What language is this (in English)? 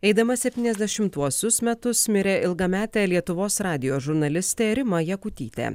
Lithuanian